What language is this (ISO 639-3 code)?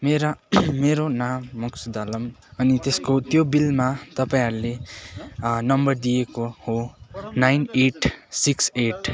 nep